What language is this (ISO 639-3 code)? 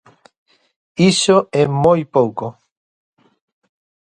glg